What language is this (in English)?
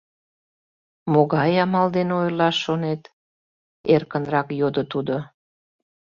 Mari